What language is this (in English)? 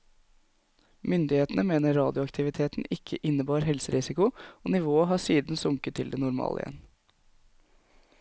Norwegian